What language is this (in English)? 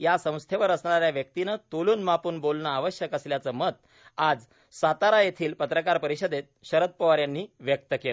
Marathi